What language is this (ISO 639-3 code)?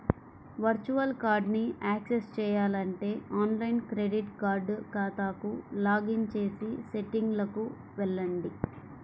tel